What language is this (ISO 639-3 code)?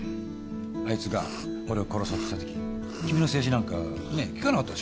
jpn